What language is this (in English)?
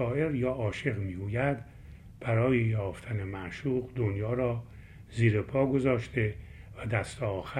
Persian